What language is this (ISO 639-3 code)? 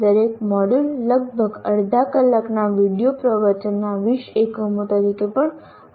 guj